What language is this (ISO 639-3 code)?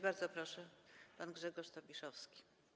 pol